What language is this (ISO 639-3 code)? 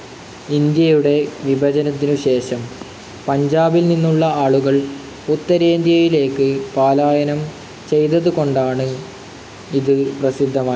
mal